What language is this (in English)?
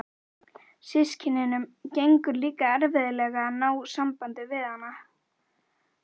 Icelandic